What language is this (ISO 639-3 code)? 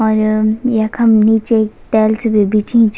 gbm